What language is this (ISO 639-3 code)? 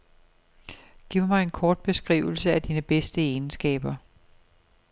dan